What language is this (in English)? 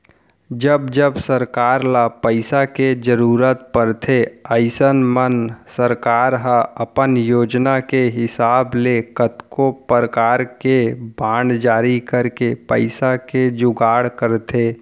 Chhattisgarhi